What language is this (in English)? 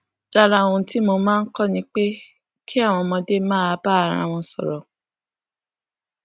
Yoruba